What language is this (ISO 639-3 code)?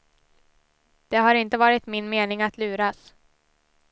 swe